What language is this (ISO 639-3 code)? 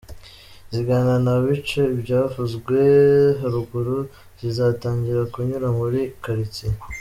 kin